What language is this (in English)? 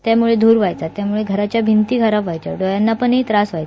Marathi